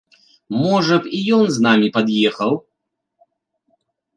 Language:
Belarusian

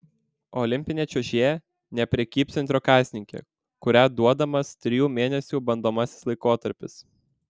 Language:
Lithuanian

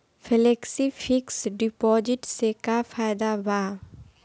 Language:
Bhojpuri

